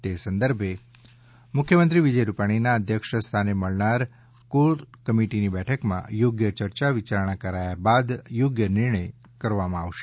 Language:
Gujarati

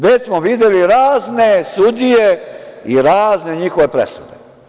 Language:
Serbian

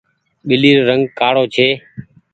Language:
Goaria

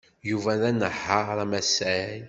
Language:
Kabyle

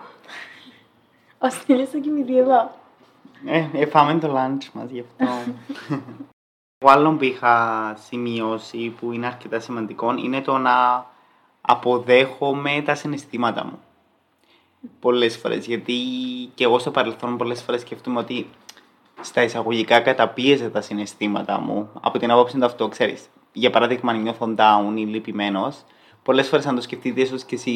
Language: Greek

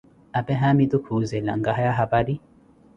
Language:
Koti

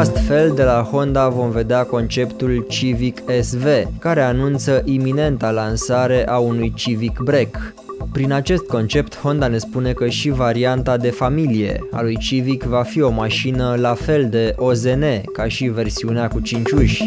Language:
Romanian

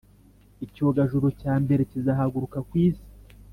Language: Kinyarwanda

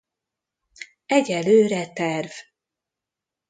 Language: Hungarian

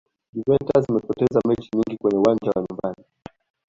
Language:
Swahili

